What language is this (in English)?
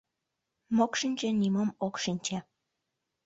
Mari